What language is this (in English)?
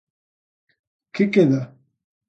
Galician